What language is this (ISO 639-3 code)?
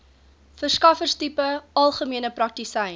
afr